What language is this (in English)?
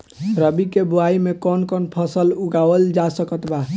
Bhojpuri